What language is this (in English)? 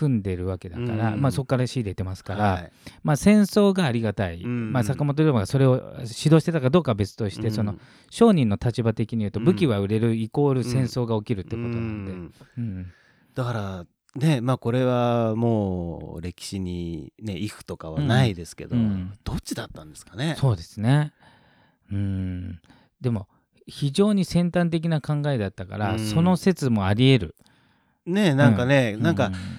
Japanese